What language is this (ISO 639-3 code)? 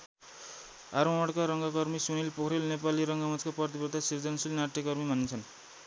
nep